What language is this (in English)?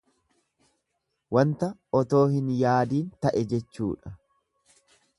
Oromo